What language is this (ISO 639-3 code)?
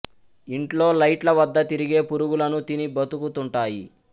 tel